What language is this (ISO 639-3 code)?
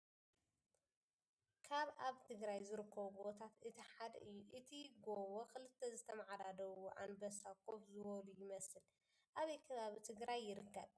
tir